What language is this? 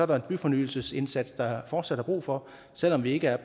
Danish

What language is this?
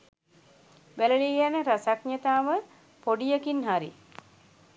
Sinhala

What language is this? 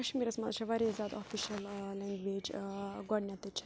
Kashmiri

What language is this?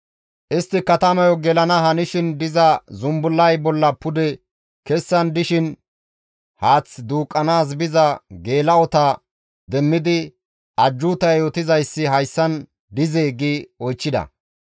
Gamo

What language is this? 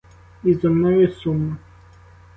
Ukrainian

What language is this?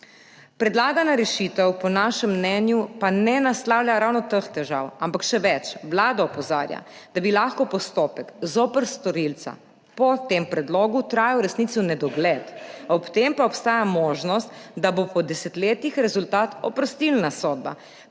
Slovenian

